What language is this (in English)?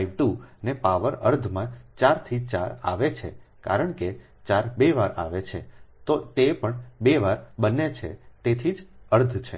Gujarati